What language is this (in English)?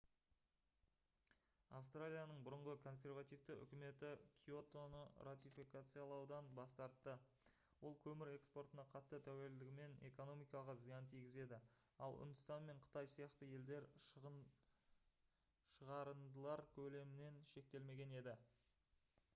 Kazakh